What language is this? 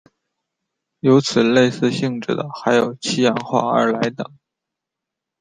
Chinese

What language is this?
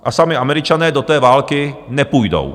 Czech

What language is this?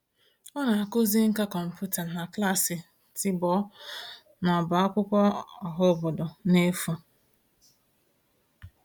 Igbo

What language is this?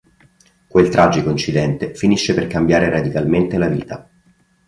Italian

